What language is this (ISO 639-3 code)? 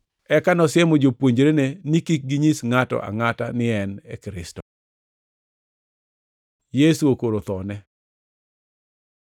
luo